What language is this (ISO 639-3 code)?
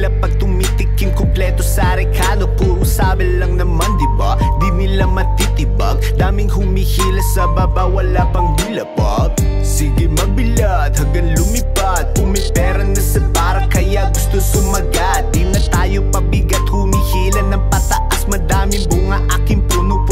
ara